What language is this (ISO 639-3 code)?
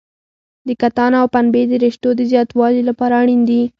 pus